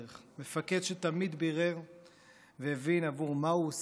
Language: Hebrew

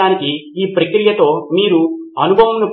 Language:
Telugu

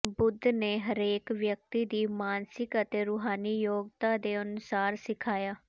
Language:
Punjabi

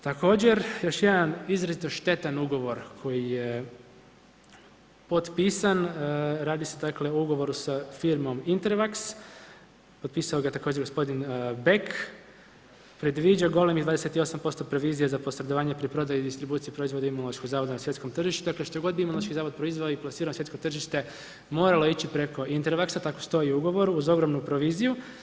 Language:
Croatian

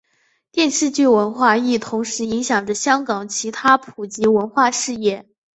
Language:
Chinese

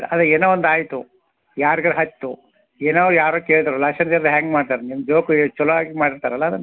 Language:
Kannada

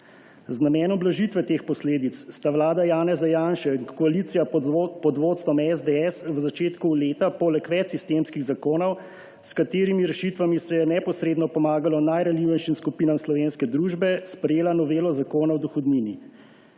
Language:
Slovenian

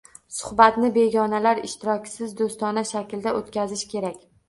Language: Uzbek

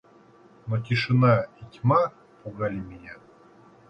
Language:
Russian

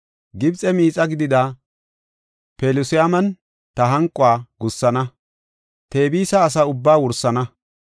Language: Gofa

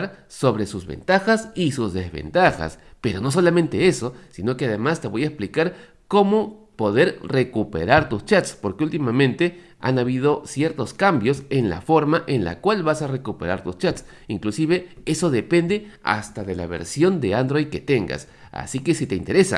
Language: Spanish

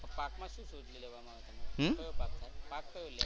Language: Gujarati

